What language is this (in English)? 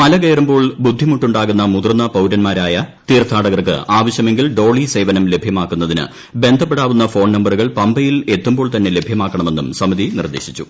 Malayalam